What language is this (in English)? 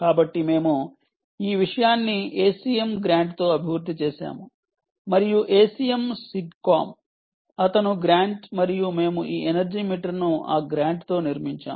Telugu